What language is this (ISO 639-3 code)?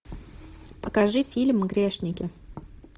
rus